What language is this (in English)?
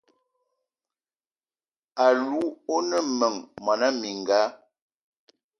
Eton (Cameroon)